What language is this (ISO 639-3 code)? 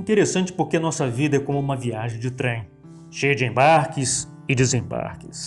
por